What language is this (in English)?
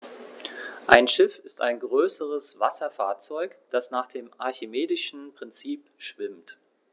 German